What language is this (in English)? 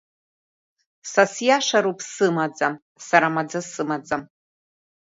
Abkhazian